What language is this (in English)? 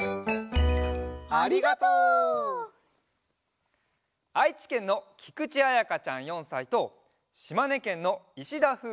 Japanese